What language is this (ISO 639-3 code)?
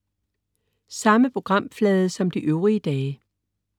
dan